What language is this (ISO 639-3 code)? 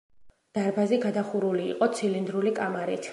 kat